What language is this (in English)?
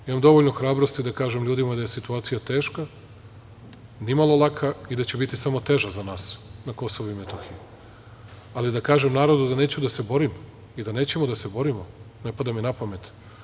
Serbian